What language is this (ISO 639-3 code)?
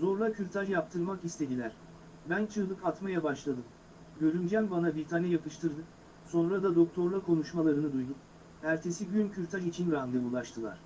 tur